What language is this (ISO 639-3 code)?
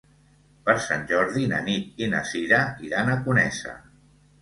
cat